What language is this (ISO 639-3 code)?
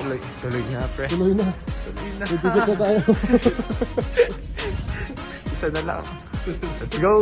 ind